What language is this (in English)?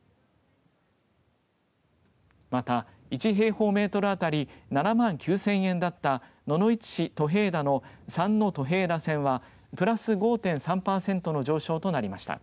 Japanese